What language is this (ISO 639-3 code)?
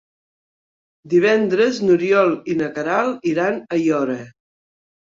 cat